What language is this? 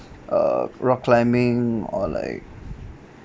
English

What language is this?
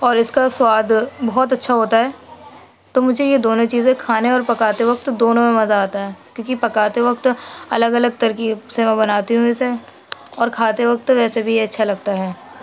Urdu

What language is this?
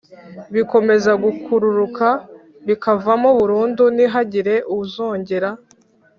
Kinyarwanda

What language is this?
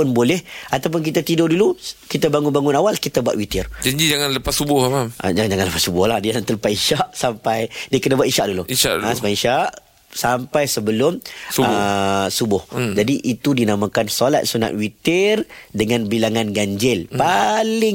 Malay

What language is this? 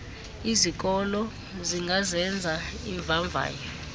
Xhosa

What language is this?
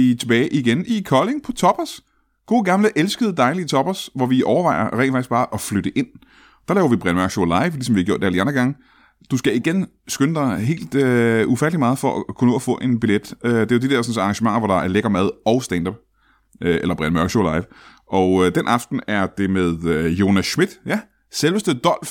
Danish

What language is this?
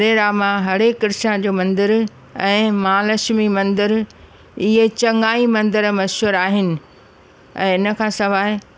Sindhi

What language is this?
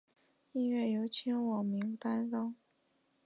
Chinese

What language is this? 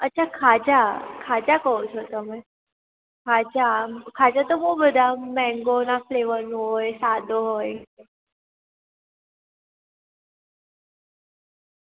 Gujarati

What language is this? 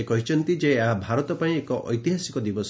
Odia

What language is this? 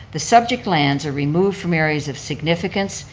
English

